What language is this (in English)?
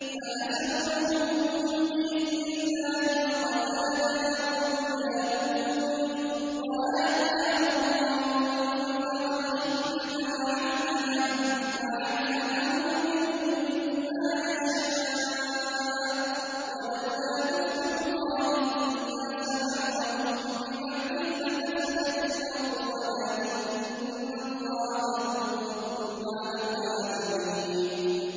Arabic